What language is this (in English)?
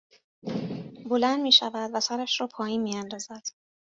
Persian